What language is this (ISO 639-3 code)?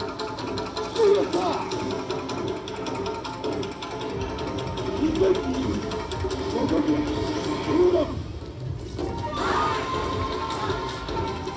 jpn